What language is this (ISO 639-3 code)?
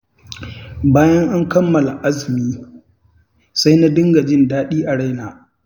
hau